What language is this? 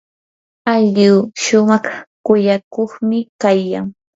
Yanahuanca Pasco Quechua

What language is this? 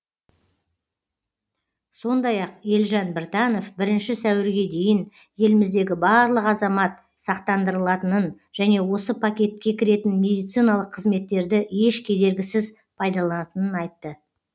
Kazakh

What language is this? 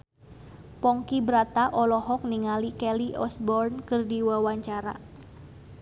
Sundanese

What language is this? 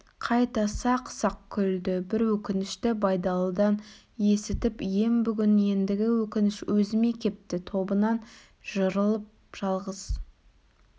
Kazakh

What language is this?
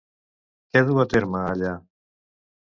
Catalan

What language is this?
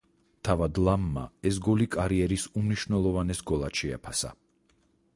Georgian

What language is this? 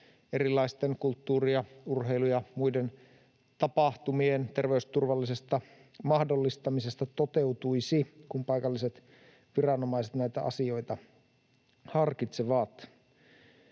Finnish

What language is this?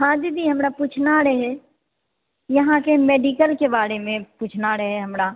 Maithili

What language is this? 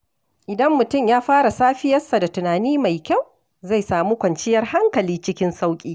Hausa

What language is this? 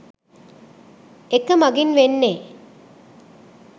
Sinhala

